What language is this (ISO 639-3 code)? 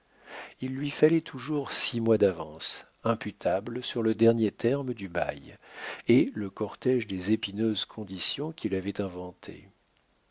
fra